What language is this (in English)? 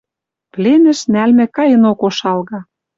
Western Mari